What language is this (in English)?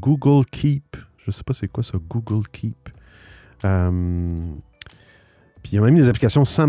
French